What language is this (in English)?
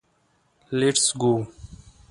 Pashto